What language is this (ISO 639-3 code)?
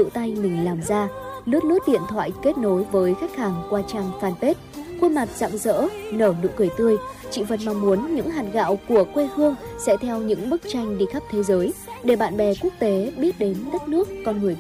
vie